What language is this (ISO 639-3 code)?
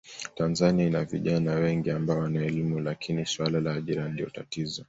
swa